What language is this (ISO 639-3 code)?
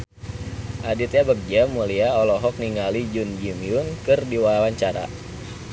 sun